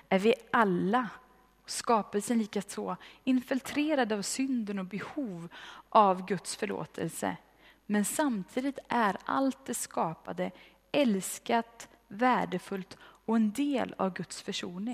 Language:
Swedish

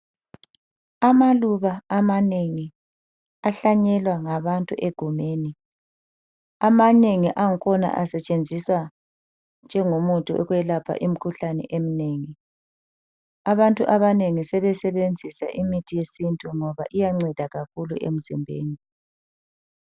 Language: North Ndebele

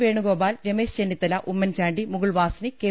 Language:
Malayalam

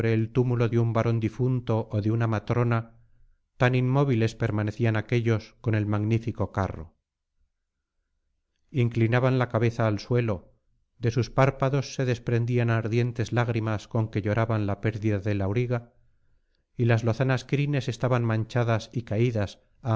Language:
Spanish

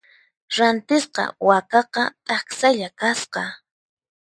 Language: Puno Quechua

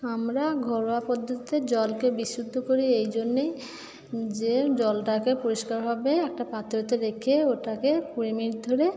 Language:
Bangla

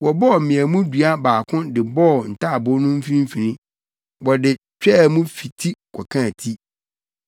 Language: Akan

